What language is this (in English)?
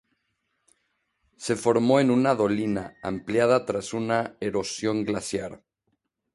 Spanish